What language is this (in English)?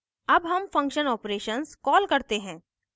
Hindi